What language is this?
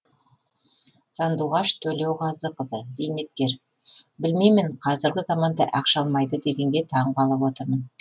Kazakh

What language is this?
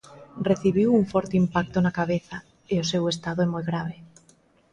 Galician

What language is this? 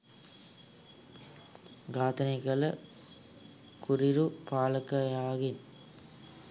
Sinhala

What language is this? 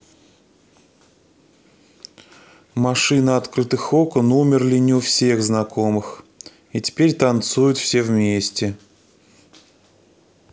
Russian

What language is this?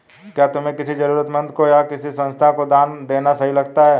Hindi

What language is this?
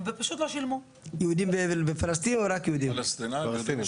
Hebrew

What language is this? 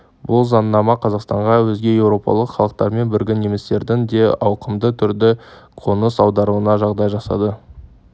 Kazakh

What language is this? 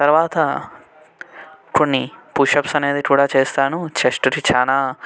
Telugu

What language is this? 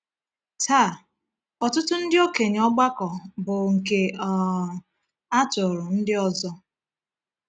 Igbo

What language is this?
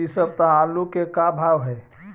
Magahi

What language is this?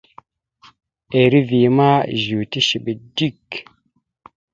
Mada (Cameroon)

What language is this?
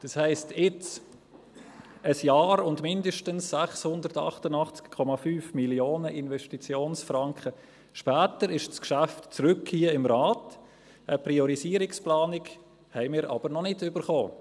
Swiss German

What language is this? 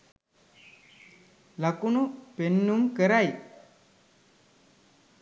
Sinhala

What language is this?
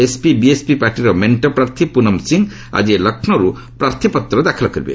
Odia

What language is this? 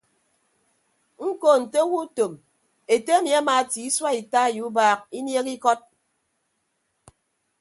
Ibibio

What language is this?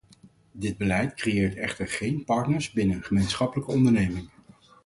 Dutch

